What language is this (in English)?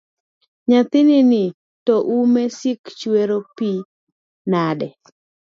Luo (Kenya and Tanzania)